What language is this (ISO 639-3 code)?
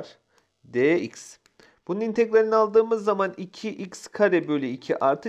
tur